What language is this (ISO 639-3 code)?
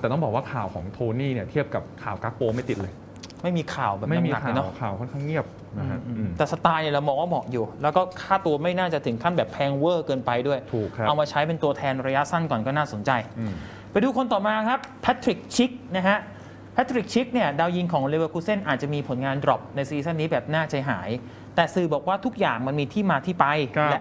tha